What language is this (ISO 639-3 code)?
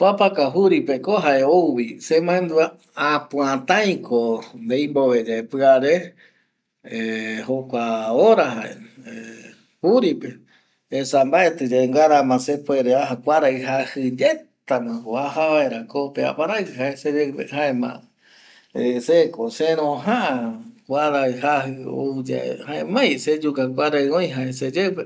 gui